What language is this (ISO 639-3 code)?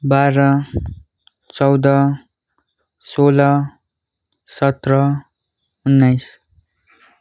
nep